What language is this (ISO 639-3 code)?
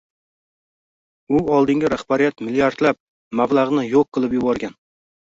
uzb